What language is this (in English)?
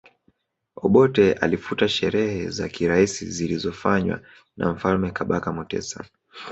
Swahili